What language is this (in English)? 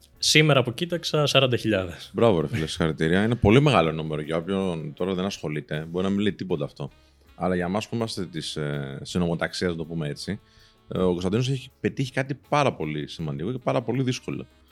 Greek